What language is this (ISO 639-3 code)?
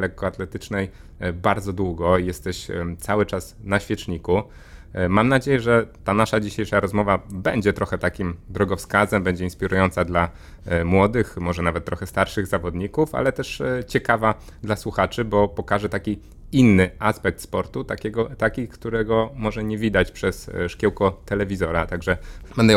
pol